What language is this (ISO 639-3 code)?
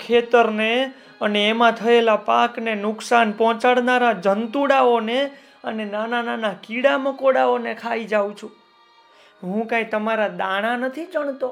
guj